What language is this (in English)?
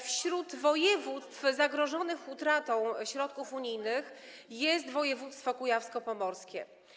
Polish